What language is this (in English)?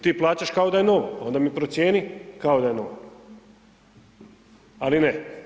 Croatian